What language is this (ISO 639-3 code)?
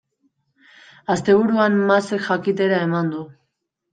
eus